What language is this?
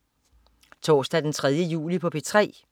Danish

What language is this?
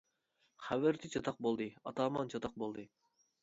Uyghur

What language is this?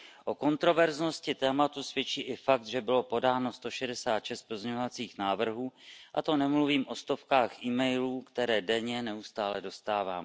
Czech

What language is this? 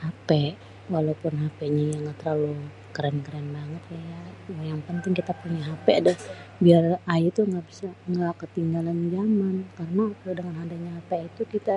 Betawi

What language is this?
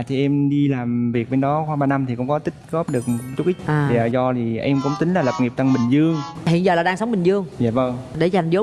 Vietnamese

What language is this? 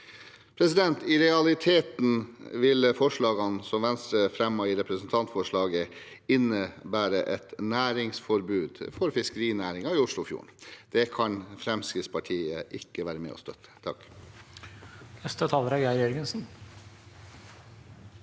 Norwegian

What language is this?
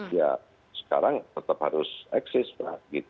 Indonesian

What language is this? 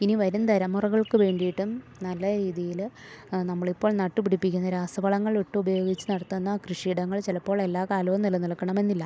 Malayalam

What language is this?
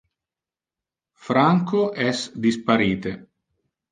Interlingua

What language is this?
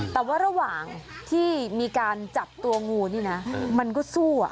Thai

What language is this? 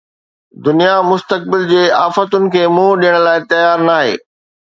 Sindhi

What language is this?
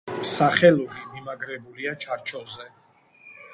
Georgian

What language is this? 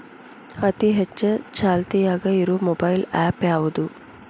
Kannada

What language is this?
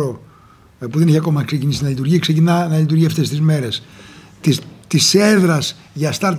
Greek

